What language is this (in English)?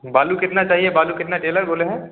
Hindi